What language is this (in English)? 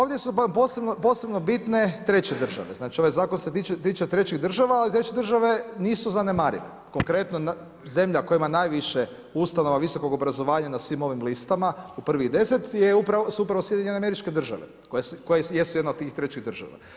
Croatian